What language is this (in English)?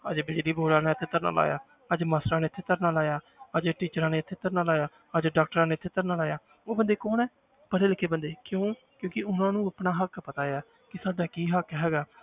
Punjabi